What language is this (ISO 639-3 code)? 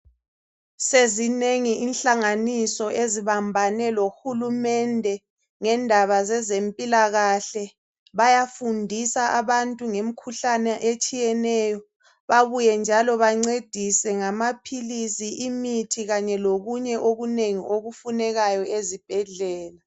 nde